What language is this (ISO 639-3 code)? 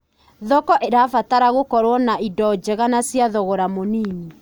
kik